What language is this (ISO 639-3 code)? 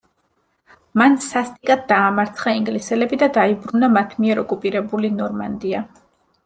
kat